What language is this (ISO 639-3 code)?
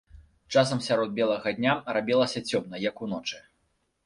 bel